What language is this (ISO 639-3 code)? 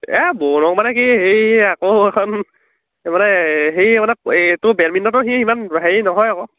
asm